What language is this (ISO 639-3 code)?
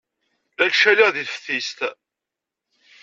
kab